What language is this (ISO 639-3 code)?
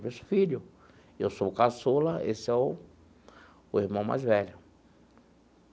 por